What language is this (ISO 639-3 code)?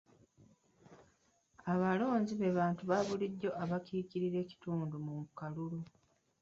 lug